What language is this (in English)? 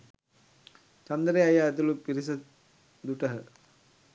Sinhala